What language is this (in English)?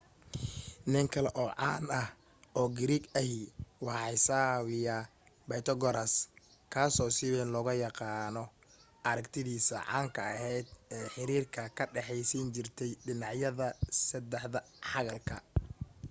Somali